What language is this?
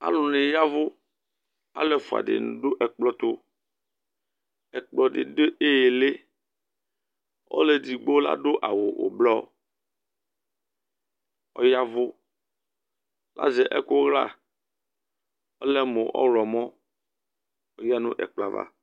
Ikposo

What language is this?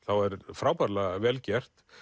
Icelandic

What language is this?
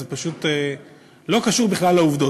Hebrew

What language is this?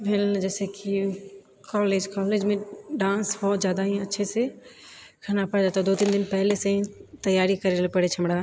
Maithili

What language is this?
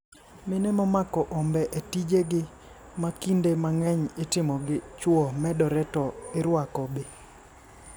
Luo (Kenya and Tanzania)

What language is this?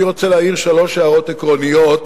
Hebrew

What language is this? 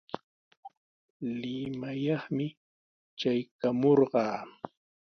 Sihuas Ancash Quechua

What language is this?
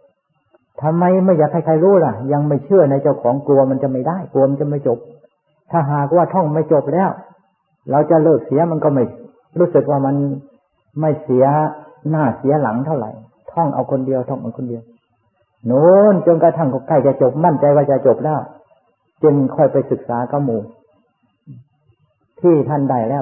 Thai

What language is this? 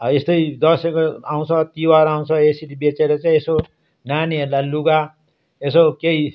Nepali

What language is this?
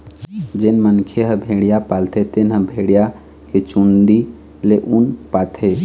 Chhattisgarhi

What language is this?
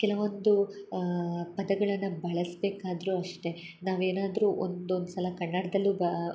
Kannada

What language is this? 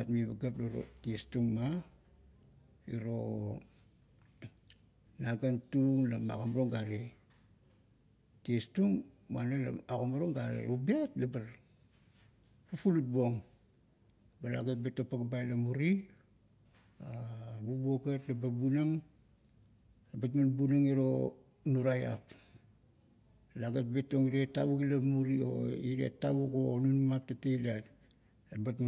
Kuot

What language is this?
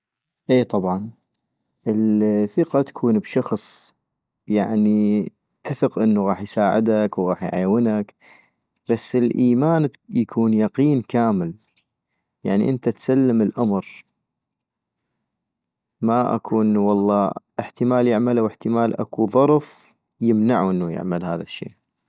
North Mesopotamian Arabic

